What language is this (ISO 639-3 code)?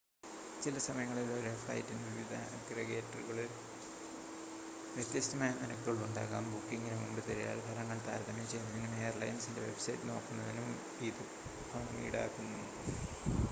mal